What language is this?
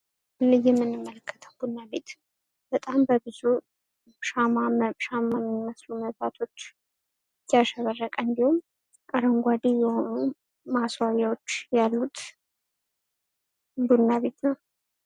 Amharic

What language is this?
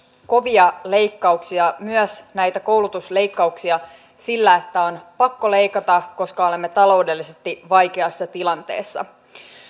Finnish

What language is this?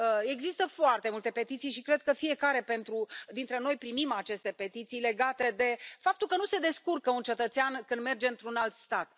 Romanian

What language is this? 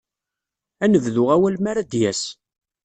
Kabyle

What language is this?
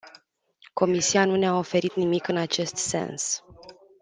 Romanian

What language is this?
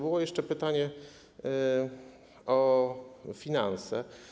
Polish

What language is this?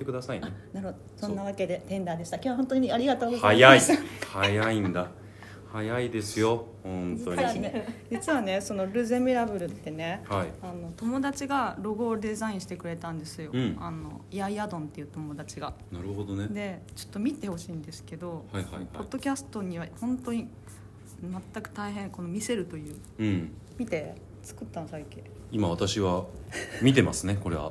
Japanese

